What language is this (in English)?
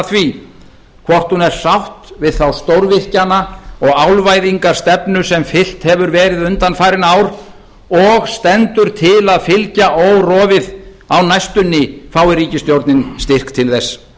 Icelandic